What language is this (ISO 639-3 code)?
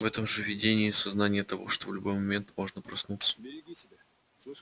rus